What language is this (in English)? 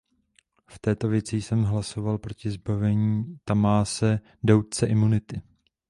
Czech